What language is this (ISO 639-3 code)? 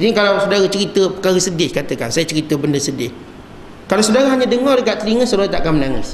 msa